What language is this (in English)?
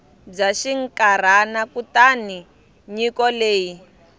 Tsonga